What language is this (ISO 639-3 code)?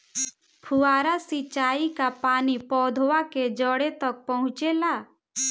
bho